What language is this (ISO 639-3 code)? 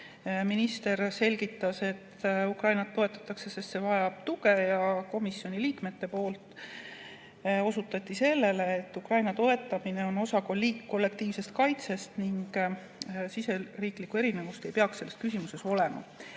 est